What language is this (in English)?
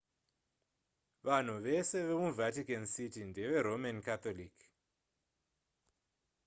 Shona